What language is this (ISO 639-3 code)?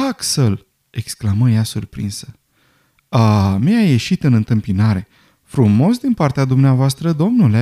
ron